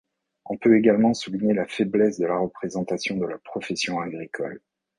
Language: French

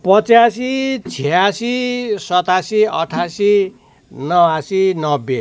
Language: Nepali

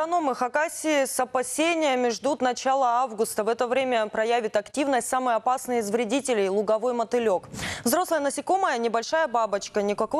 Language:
Russian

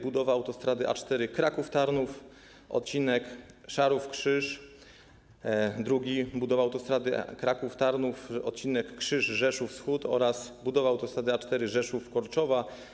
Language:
Polish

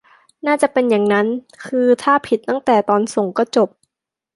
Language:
Thai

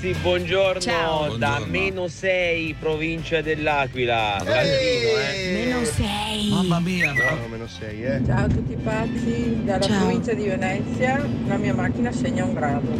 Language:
Italian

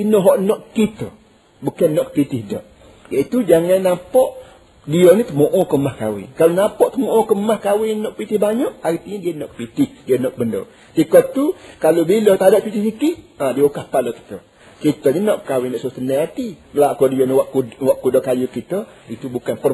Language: Malay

